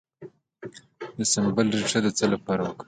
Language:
Pashto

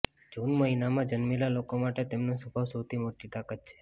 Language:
Gujarati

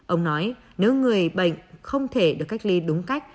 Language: Vietnamese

